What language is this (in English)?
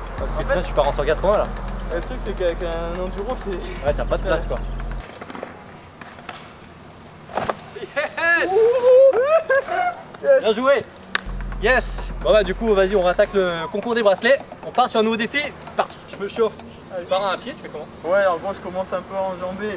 French